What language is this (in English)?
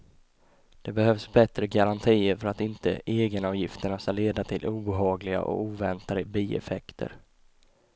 Swedish